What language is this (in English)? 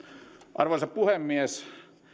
Finnish